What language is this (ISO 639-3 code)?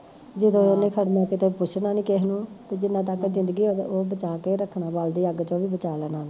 pan